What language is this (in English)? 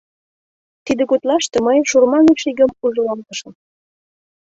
Mari